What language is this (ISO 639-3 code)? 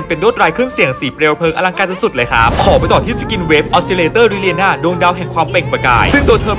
tha